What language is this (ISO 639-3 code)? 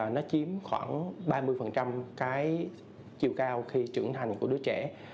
vie